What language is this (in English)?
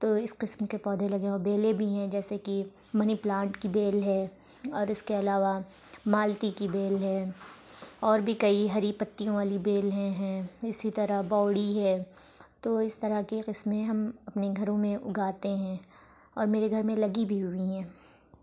Urdu